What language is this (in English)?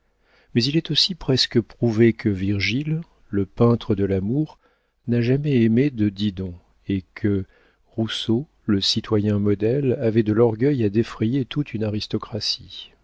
French